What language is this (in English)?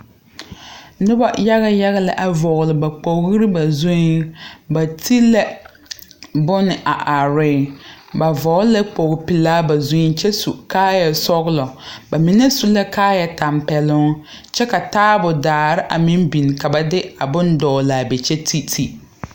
Southern Dagaare